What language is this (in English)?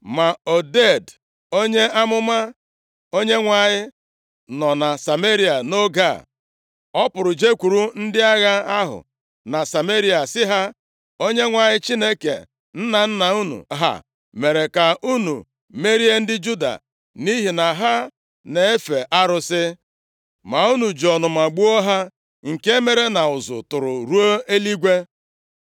Igbo